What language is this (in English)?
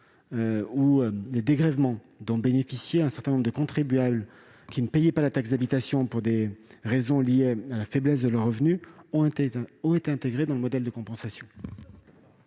French